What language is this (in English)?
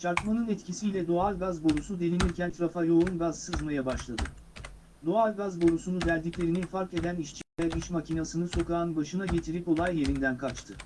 Turkish